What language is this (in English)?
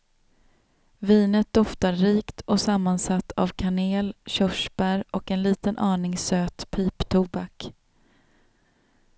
Swedish